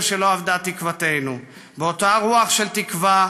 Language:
Hebrew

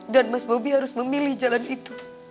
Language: Indonesian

